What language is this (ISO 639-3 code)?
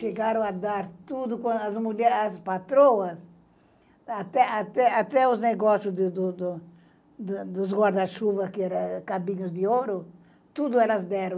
por